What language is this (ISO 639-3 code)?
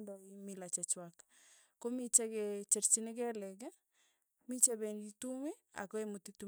tuy